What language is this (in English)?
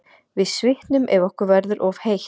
Icelandic